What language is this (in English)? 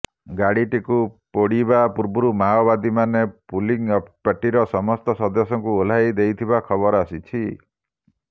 Odia